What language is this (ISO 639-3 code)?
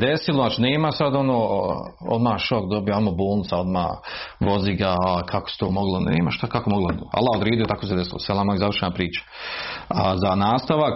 hrv